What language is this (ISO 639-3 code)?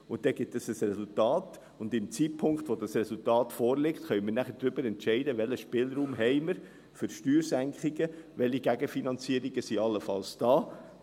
gsw